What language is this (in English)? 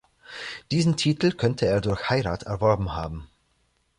German